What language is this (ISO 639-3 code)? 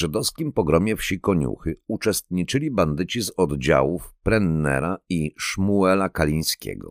pol